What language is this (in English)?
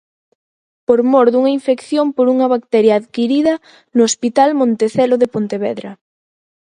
Galician